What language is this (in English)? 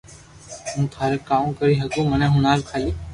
Loarki